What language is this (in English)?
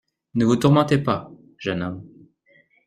French